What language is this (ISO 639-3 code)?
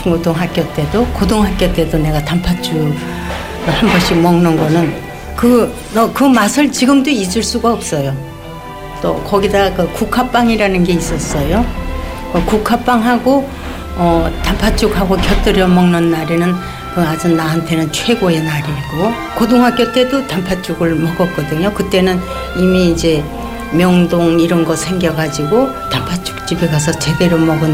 kor